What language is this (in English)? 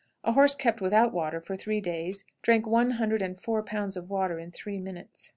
English